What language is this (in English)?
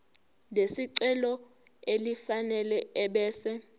Zulu